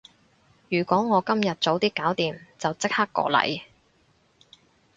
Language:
Cantonese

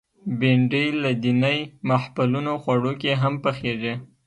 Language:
Pashto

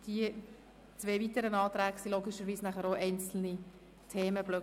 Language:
Swiss German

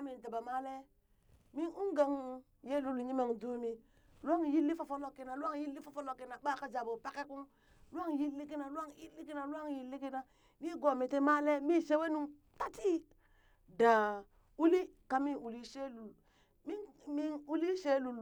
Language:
Burak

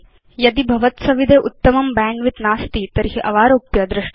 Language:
Sanskrit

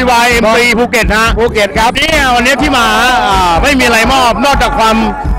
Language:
Thai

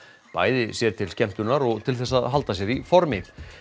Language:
Icelandic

